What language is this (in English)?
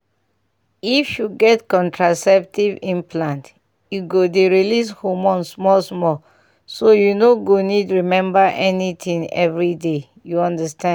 Nigerian Pidgin